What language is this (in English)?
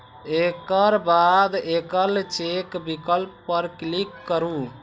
Maithili